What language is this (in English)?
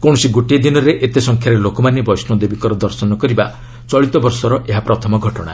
Odia